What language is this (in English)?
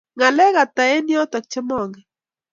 Kalenjin